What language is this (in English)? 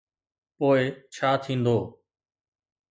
Sindhi